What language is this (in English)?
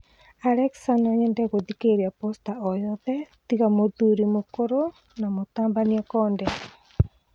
Kikuyu